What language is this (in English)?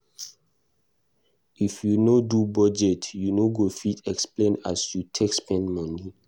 Nigerian Pidgin